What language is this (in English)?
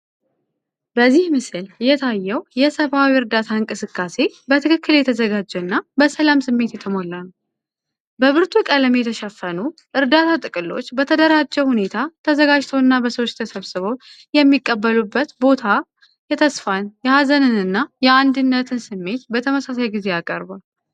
Amharic